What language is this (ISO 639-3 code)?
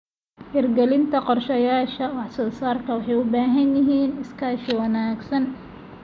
som